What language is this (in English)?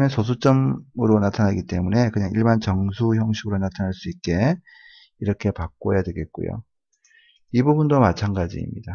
Korean